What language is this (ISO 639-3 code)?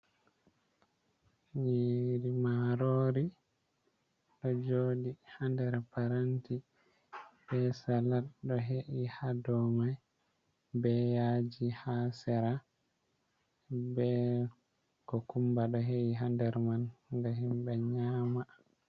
ful